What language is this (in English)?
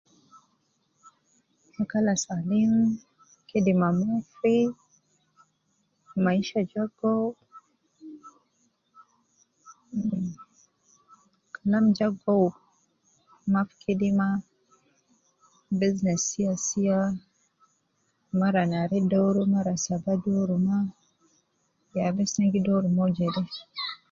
Nubi